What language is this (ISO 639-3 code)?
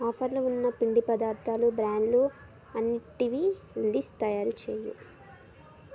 tel